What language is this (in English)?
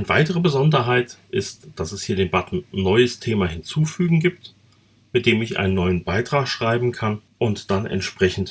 German